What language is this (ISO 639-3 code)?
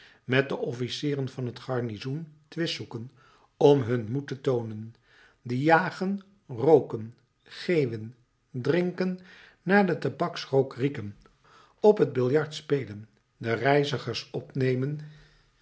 nld